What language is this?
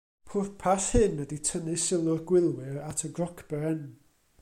Welsh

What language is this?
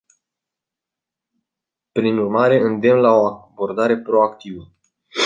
Romanian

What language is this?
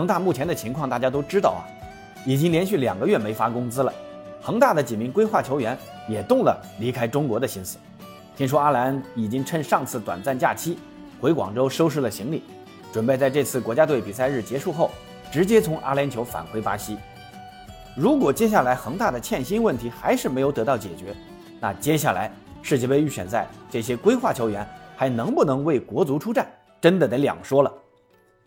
Chinese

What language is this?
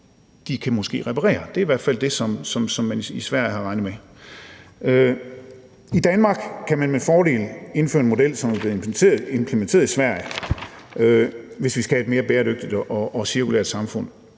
Danish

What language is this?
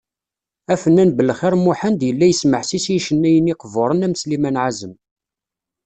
Kabyle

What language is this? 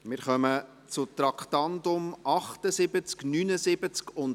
Swiss German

